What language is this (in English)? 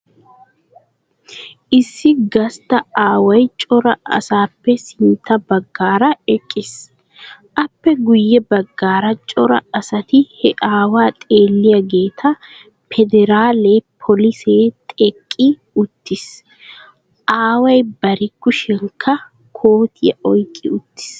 Wolaytta